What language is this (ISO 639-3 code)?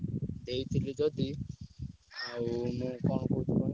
ori